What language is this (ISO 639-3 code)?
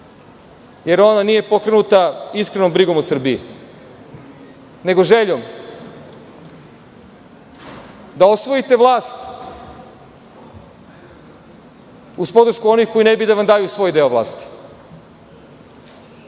srp